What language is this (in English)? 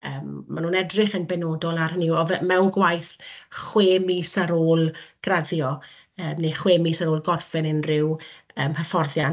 Welsh